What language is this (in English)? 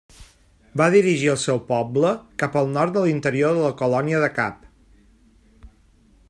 Catalan